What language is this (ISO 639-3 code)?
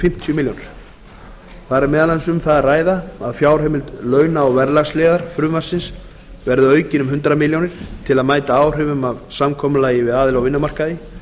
isl